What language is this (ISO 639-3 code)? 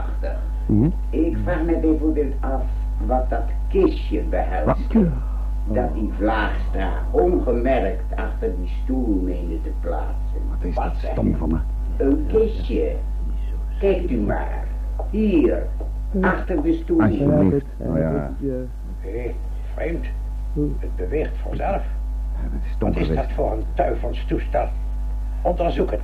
nld